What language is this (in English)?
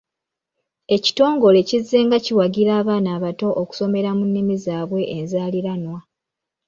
Ganda